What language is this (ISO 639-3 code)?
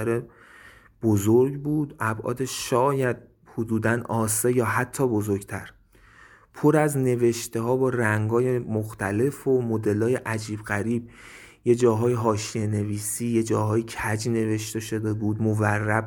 fas